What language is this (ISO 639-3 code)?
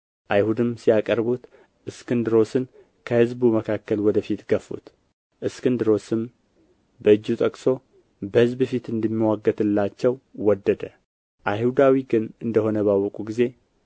amh